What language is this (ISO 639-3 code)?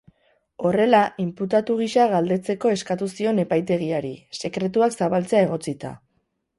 eus